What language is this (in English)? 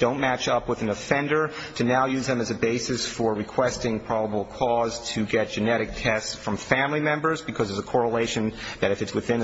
English